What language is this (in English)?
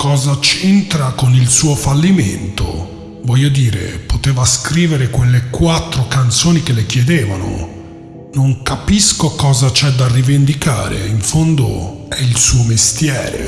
Italian